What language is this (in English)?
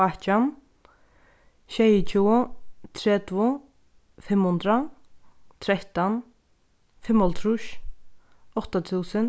Faroese